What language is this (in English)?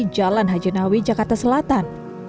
Indonesian